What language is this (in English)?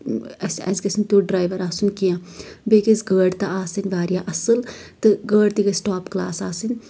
Kashmiri